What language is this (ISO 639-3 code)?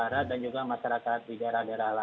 ind